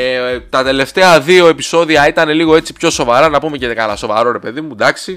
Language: Greek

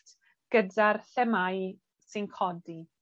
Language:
Welsh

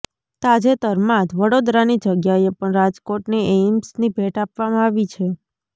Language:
Gujarati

